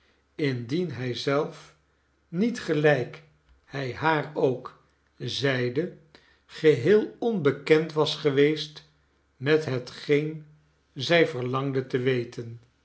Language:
Dutch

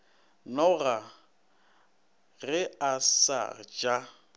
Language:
Northern Sotho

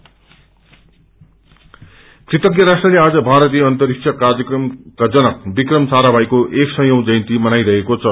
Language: Nepali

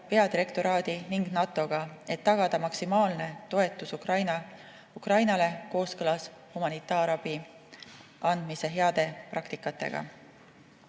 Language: Estonian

